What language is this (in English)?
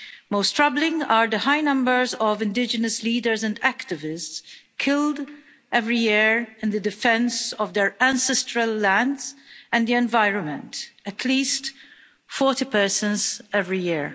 English